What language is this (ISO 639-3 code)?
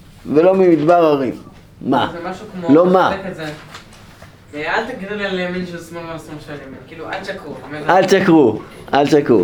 heb